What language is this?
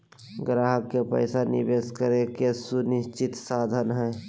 Magahi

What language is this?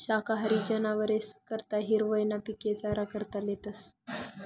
Marathi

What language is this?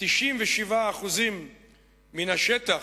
Hebrew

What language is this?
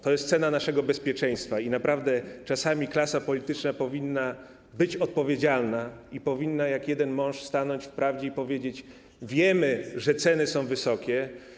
Polish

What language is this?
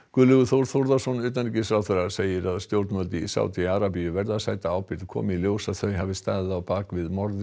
Icelandic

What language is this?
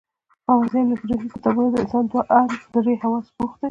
Pashto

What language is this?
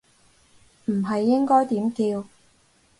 Cantonese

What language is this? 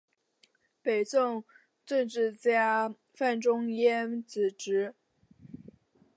Chinese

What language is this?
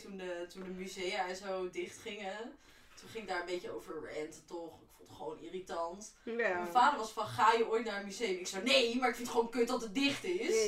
Dutch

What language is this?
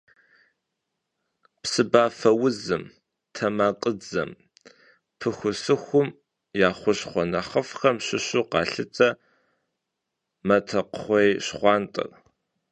Kabardian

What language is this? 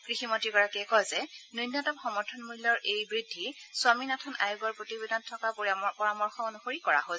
Assamese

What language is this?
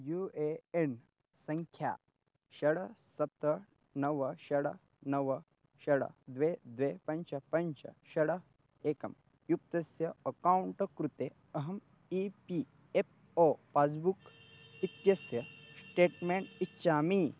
Sanskrit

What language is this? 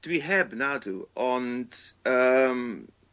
Welsh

